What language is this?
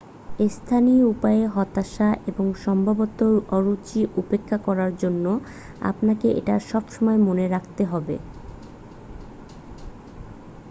Bangla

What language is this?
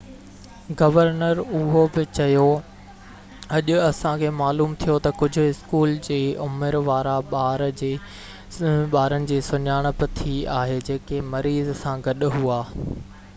Sindhi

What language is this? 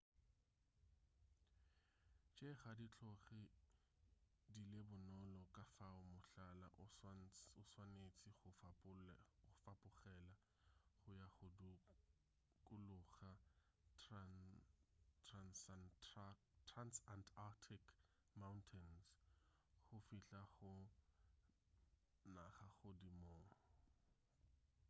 Northern Sotho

